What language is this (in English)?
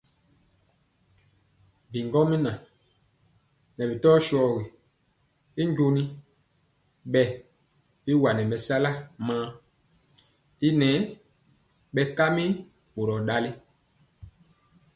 Mpiemo